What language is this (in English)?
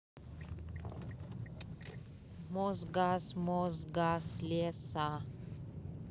Russian